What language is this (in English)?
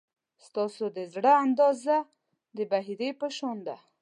Pashto